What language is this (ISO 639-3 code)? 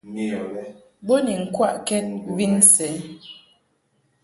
mhk